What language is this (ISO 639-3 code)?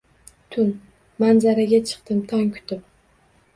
uzb